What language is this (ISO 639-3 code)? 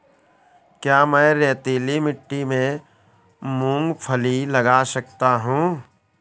hin